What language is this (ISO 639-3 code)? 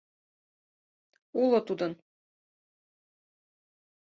chm